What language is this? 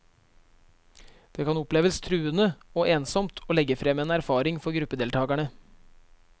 Norwegian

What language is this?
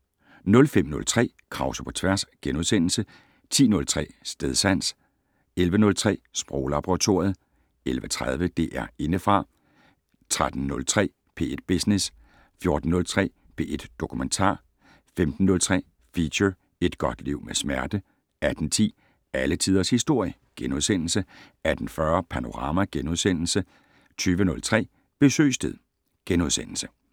Danish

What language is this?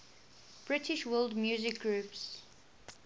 English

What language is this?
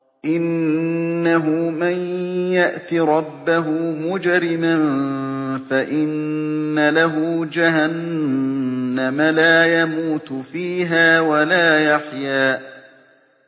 Arabic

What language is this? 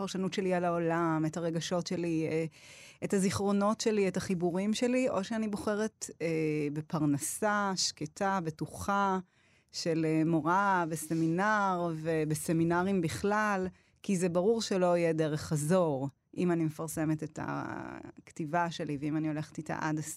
Hebrew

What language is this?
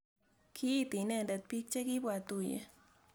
Kalenjin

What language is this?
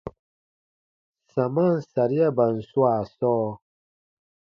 Baatonum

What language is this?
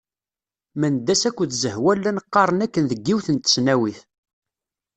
Kabyle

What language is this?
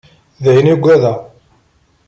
Kabyle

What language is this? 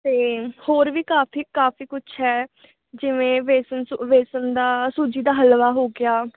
Punjabi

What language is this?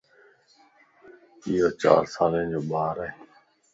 Lasi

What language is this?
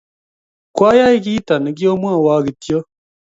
Kalenjin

